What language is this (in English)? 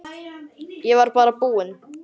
Icelandic